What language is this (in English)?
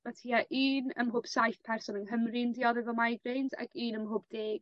Welsh